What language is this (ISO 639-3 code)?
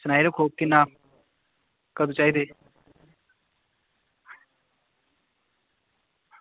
doi